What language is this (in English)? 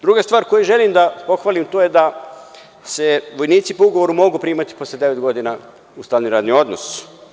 Serbian